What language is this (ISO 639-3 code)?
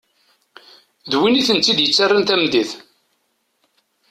kab